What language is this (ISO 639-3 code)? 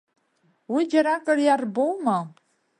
abk